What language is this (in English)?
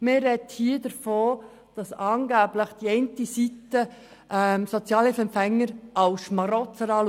Swiss German